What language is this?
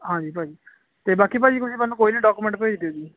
Punjabi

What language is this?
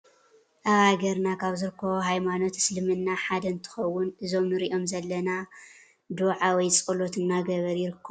Tigrinya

